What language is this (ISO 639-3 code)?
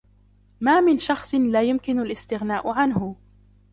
ara